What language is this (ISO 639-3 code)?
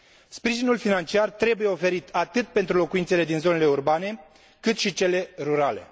ron